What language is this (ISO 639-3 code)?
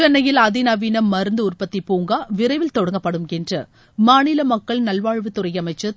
tam